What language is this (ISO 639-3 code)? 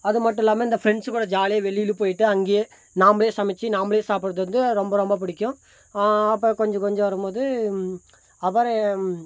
tam